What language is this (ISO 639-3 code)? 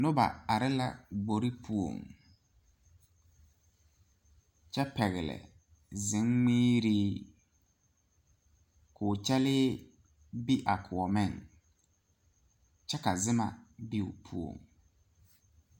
dga